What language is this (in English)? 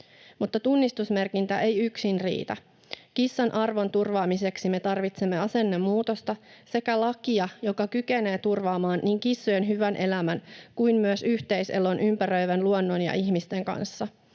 Finnish